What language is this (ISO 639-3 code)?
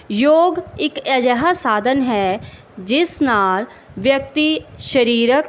pan